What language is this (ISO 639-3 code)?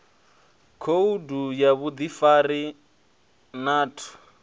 ven